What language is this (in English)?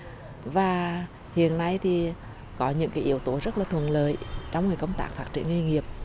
Vietnamese